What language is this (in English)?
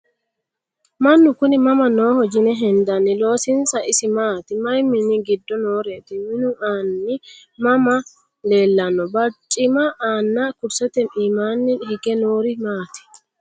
Sidamo